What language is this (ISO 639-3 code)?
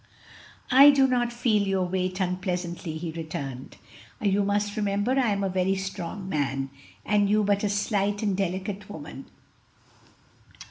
eng